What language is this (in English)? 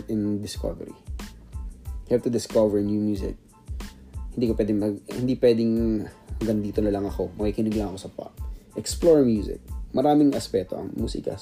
Filipino